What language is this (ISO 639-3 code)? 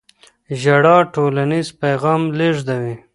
pus